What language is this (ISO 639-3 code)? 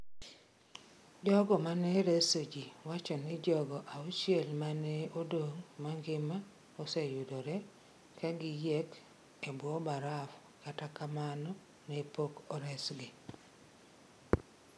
luo